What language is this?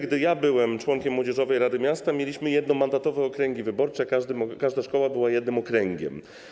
Polish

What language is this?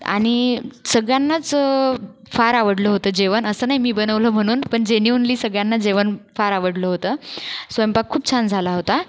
Marathi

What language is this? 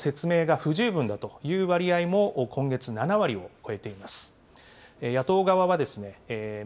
Japanese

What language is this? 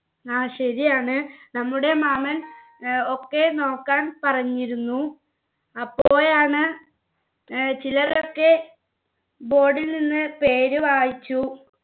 Malayalam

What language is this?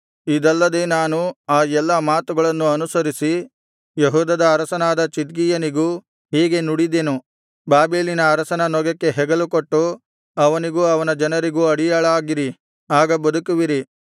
Kannada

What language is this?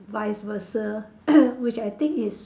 English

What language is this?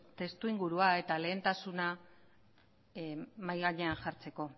Basque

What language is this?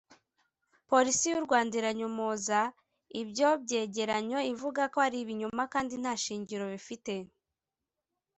Kinyarwanda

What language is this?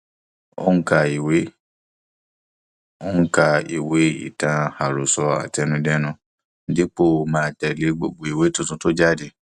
Yoruba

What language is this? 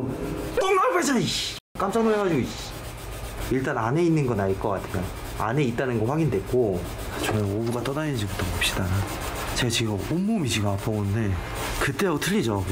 Korean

